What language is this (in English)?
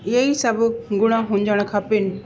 Sindhi